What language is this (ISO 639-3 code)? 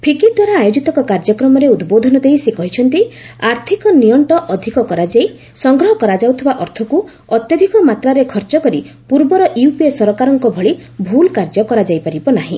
ori